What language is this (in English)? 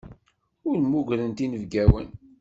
Kabyle